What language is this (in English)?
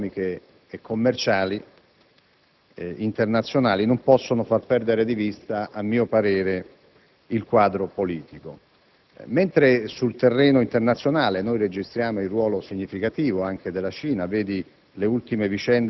Italian